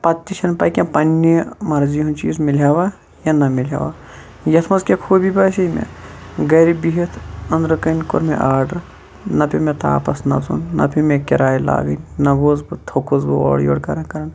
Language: Kashmiri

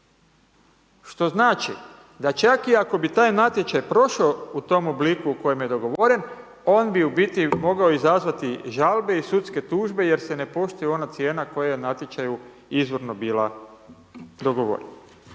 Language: Croatian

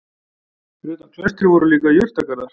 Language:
Icelandic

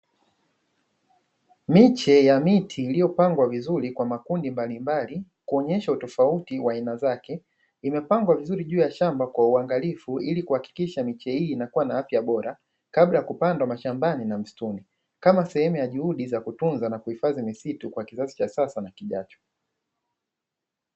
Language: Swahili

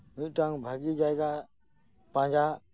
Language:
Santali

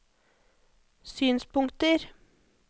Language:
Norwegian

